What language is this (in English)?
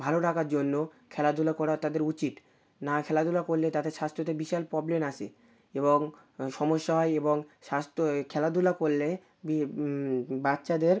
Bangla